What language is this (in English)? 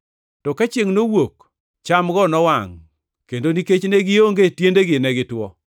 Luo (Kenya and Tanzania)